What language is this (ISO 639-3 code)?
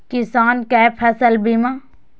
mai